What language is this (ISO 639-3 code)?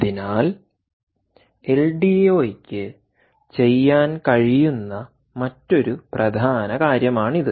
mal